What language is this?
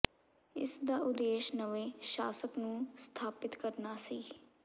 Punjabi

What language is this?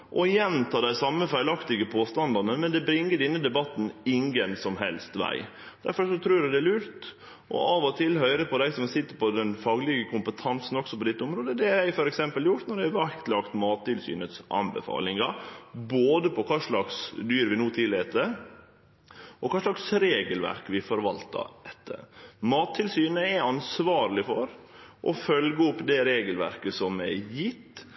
Norwegian Nynorsk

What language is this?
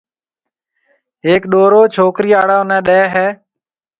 Marwari (Pakistan)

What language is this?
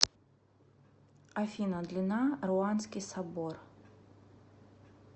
Russian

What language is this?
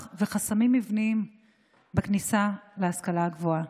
Hebrew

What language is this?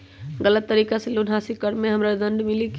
Magahi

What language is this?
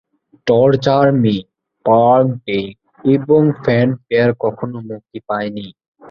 Bangla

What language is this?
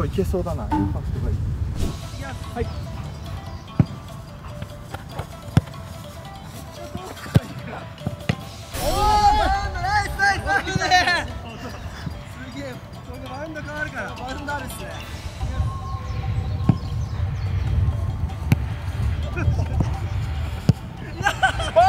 Japanese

